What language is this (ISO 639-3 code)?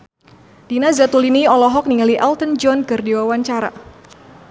sun